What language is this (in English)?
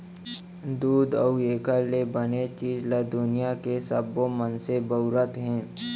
Chhattisgarhi